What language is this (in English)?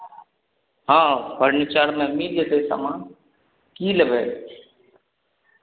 Maithili